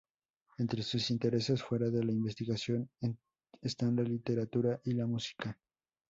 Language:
Spanish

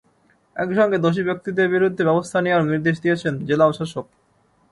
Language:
Bangla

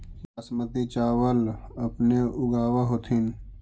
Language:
Magahi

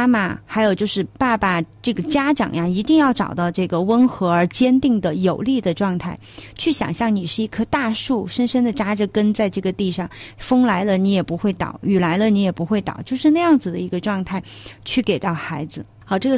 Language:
Chinese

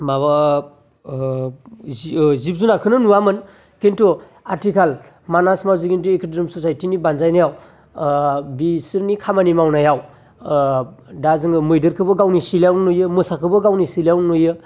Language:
Bodo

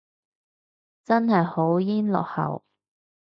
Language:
Cantonese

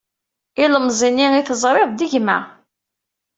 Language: Kabyle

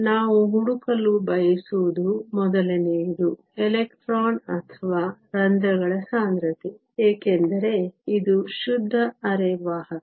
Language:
Kannada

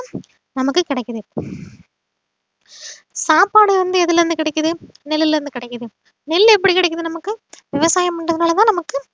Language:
Tamil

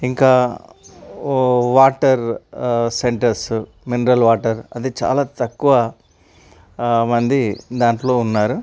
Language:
Telugu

